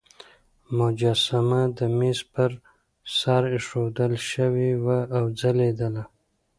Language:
Pashto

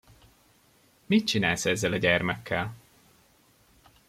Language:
Hungarian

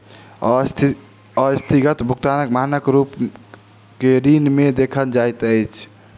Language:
Maithili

